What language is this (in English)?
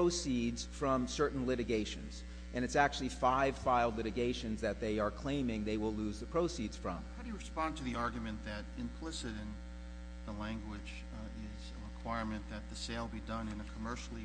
English